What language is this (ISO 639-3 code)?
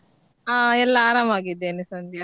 kan